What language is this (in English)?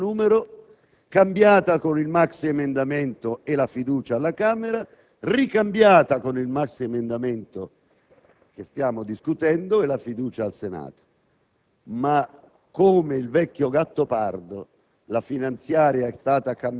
Italian